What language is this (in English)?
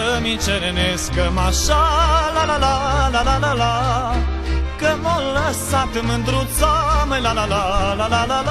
Bulgarian